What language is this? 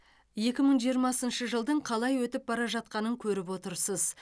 Kazakh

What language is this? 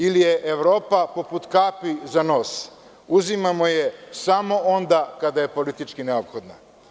Serbian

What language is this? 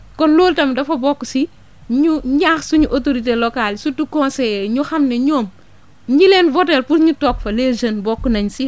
Wolof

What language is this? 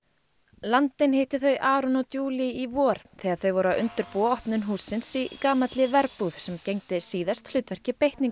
Icelandic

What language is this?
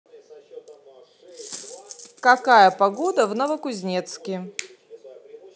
Russian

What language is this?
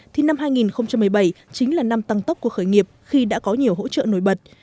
Vietnamese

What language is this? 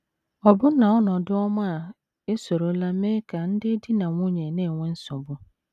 Igbo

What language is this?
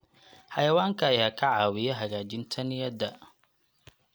Somali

